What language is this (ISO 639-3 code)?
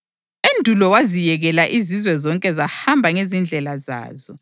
nde